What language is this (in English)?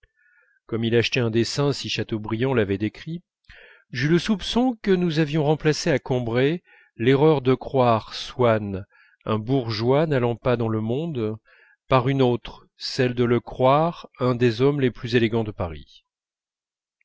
French